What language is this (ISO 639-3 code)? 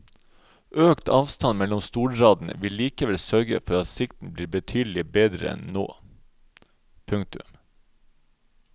nor